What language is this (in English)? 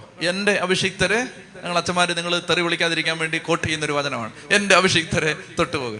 Malayalam